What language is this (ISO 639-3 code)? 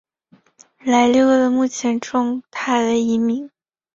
zho